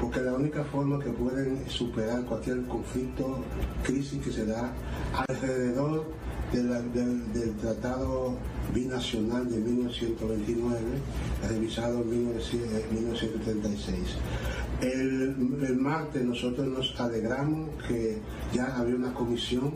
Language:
Spanish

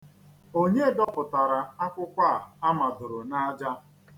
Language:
Igbo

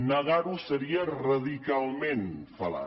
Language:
Catalan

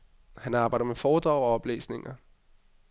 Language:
Danish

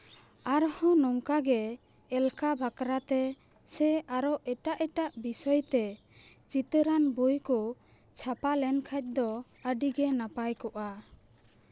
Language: Santali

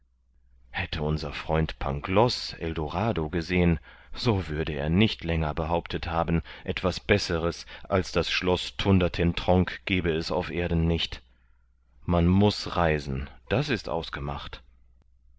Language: German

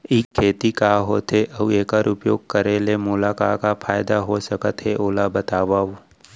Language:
Chhattisgarhi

